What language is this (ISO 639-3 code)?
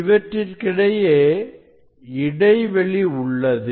tam